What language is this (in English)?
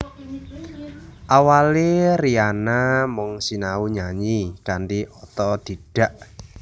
Javanese